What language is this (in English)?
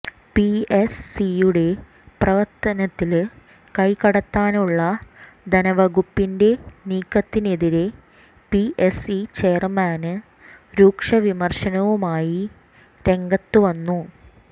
Malayalam